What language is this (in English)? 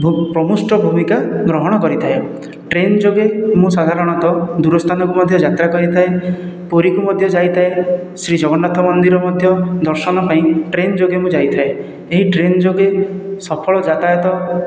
Odia